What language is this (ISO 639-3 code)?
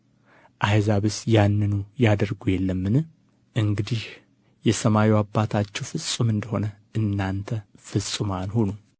amh